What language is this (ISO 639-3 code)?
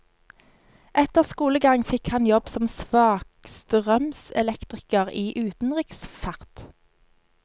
nor